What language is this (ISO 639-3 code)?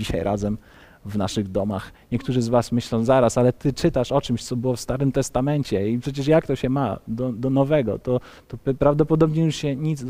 pol